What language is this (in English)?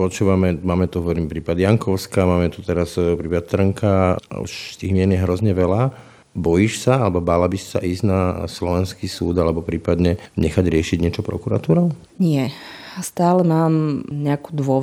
Slovak